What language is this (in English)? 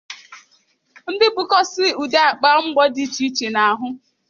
Igbo